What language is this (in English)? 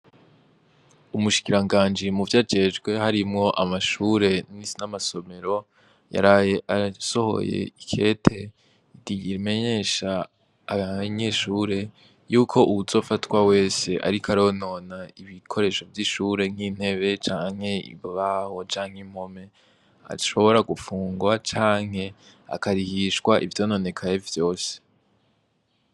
Rundi